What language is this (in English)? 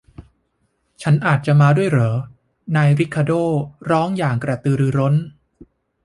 Thai